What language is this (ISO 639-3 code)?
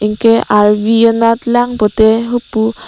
mjw